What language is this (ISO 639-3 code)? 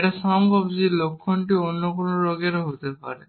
ben